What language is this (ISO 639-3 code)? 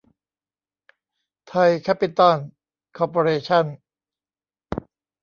tha